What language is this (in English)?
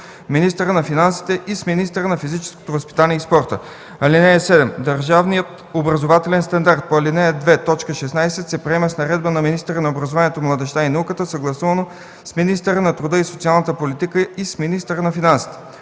Bulgarian